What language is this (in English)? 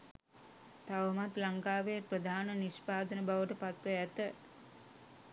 Sinhala